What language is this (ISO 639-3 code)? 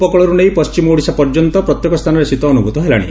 ori